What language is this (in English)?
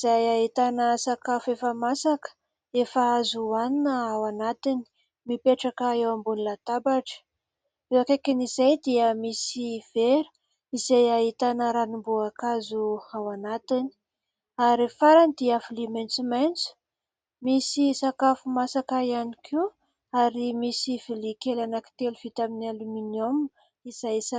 Malagasy